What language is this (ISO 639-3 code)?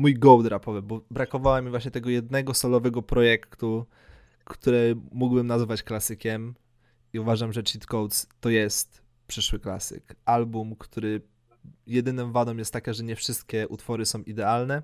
pol